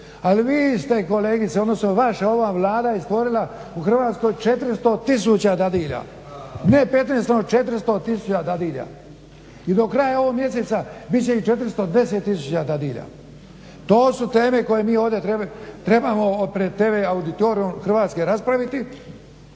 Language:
Croatian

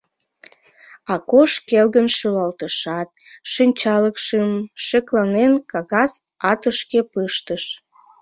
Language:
Mari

